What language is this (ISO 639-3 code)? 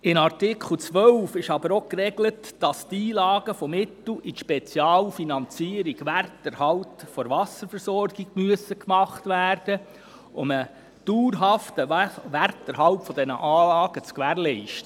gsw